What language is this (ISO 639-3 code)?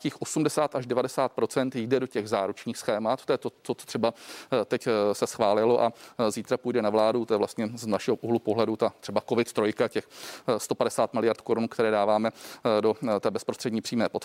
ces